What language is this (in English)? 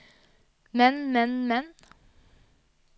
Norwegian